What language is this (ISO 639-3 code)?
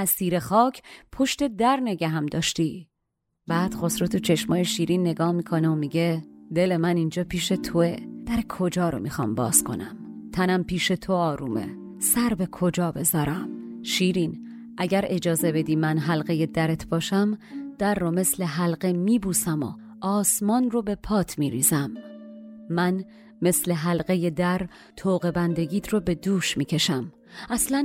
fas